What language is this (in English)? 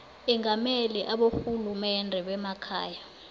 South Ndebele